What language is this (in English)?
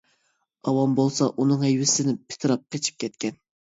Uyghur